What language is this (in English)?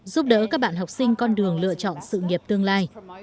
Vietnamese